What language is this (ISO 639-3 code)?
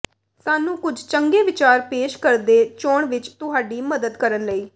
pan